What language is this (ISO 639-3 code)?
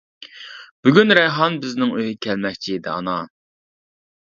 uig